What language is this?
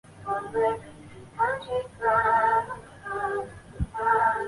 Chinese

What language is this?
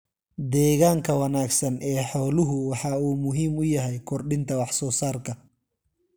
Somali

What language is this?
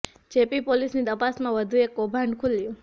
Gujarati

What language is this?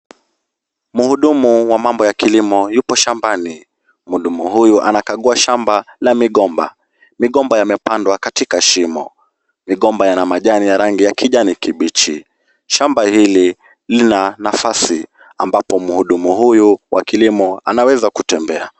Swahili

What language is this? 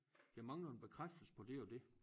Danish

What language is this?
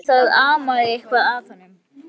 Icelandic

